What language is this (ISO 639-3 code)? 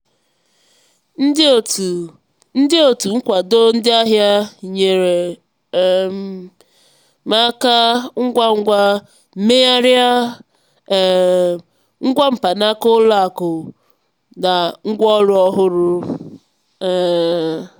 ibo